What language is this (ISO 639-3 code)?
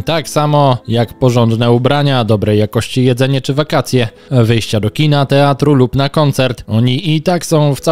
pol